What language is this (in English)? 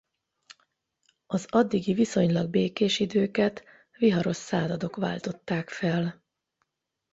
Hungarian